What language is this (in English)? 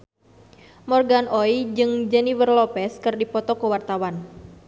Sundanese